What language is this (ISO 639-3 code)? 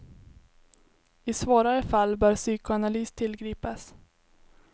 swe